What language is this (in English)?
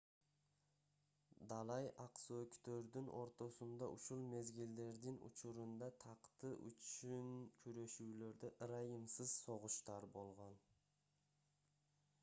Kyrgyz